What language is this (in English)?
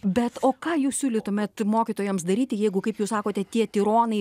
Lithuanian